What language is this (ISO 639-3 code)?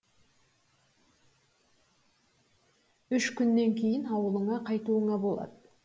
kaz